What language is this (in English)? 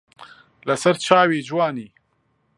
Central Kurdish